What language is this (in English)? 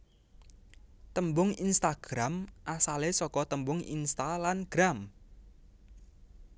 Javanese